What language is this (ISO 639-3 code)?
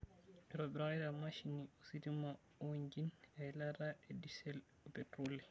mas